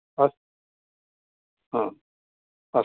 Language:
Sanskrit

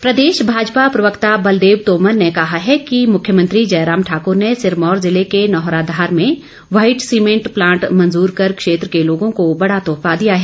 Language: Hindi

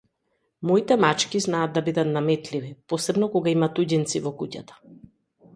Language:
Macedonian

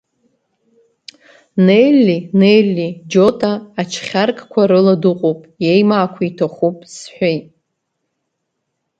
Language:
Abkhazian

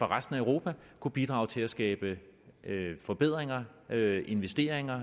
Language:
Danish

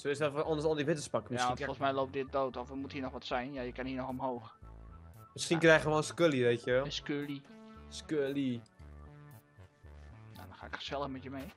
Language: Dutch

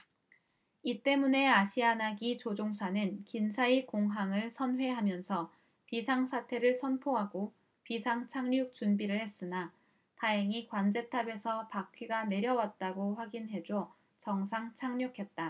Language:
Korean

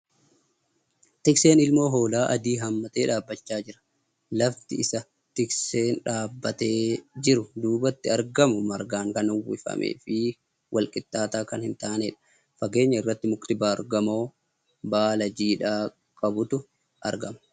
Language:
Oromo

